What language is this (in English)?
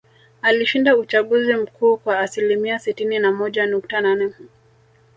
Swahili